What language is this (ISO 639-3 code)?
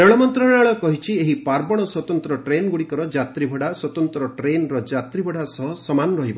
ori